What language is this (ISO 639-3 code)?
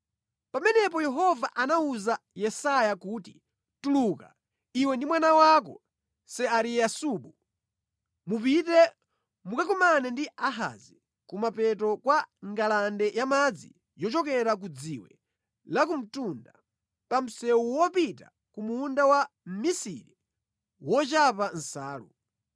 nya